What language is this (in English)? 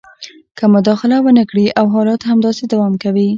Pashto